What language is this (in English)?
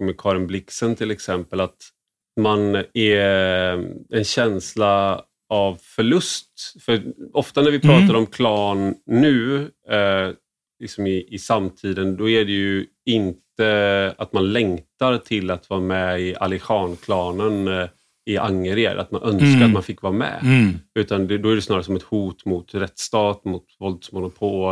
Swedish